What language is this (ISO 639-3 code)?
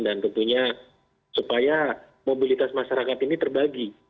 ind